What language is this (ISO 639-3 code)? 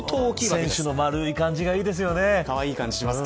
jpn